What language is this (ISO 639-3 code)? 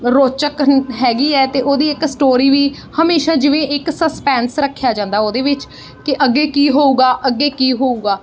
pan